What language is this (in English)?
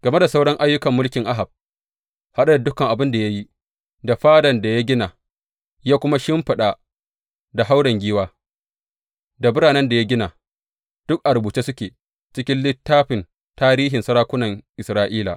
Hausa